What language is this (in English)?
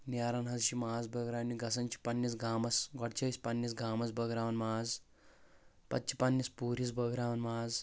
Kashmiri